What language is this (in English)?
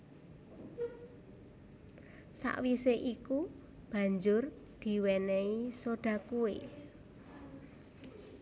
Javanese